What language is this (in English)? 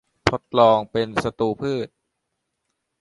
Thai